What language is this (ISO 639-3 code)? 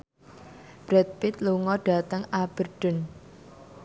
jav